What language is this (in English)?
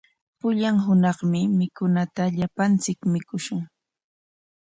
Corongo Ancash Quechua